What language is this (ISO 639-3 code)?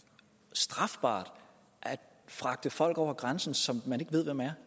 dan